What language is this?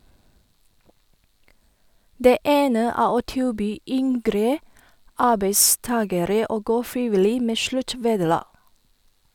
Norwegian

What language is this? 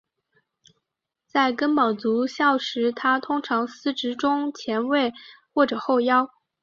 Chinese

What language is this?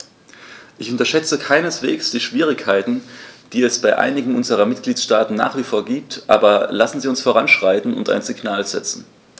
German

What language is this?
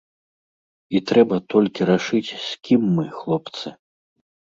Belarusian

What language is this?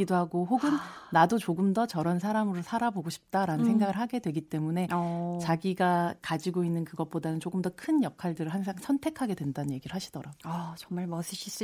Korean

